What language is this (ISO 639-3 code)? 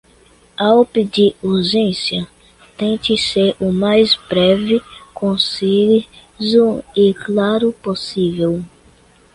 por